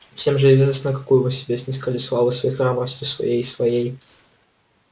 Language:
Russian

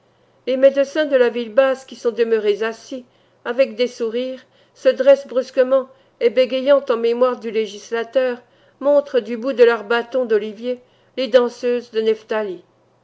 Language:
French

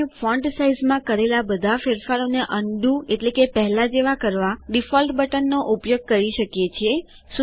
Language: Gujarati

